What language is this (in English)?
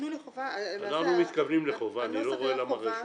Hebrew